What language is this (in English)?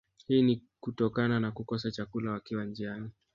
Swahili